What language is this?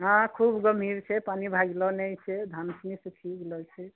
Maithili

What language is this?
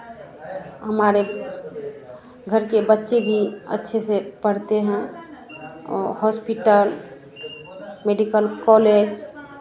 Hindi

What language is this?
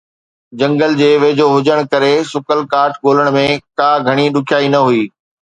Sindhi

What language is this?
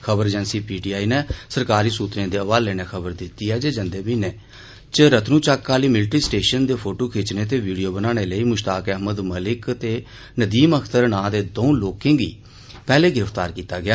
Dogri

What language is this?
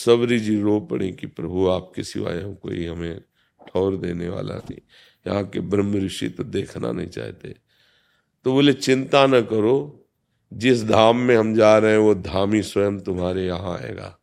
Hindi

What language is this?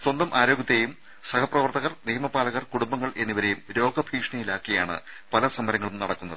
Malayalam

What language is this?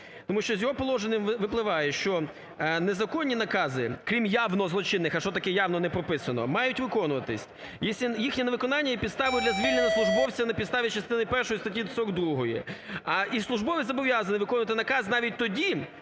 Ukrainian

